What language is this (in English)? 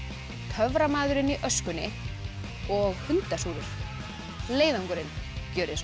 Icelandic